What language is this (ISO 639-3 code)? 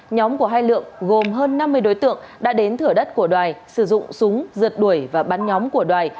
vie